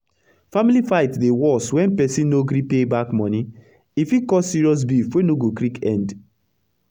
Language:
Nigerian Pidgin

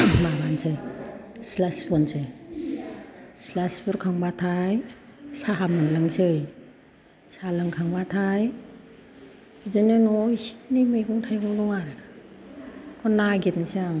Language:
Bodo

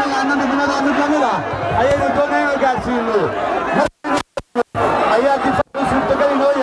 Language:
Arabic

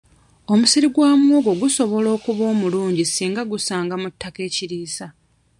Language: Ganda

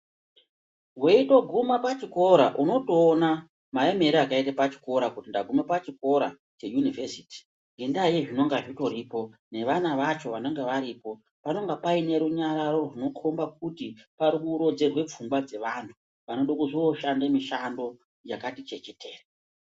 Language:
Ndau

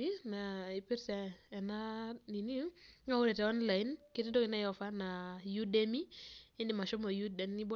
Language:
Masai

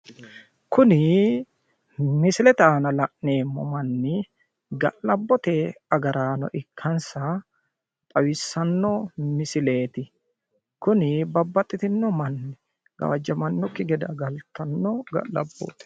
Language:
Sidamo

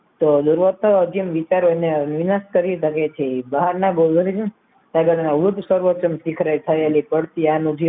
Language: Gujarati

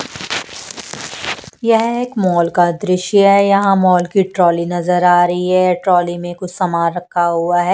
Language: Hindi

